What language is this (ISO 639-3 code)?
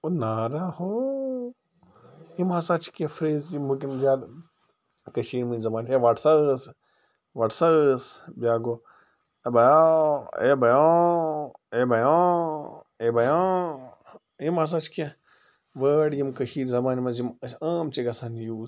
kas